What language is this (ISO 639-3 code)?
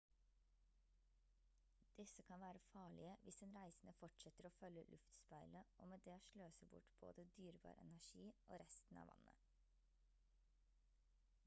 nob